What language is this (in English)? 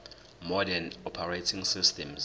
Zulu